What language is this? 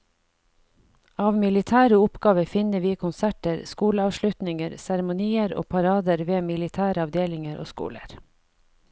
Norwegian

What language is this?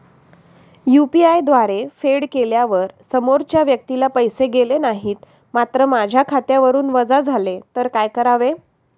Marathi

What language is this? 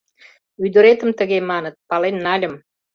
Mari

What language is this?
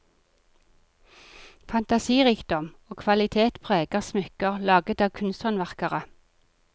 Norwegian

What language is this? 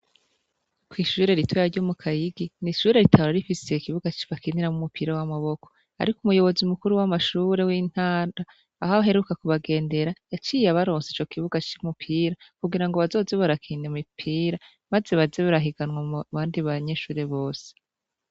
Rundi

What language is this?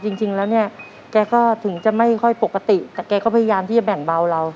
Thai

